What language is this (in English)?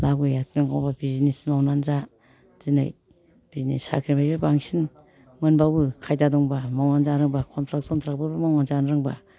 Bodo